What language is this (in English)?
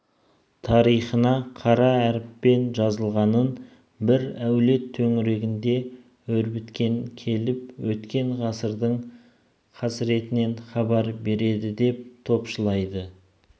Kazakh